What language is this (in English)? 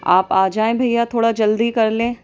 Urdu